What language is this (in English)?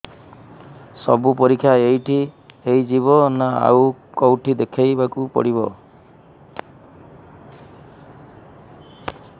Odia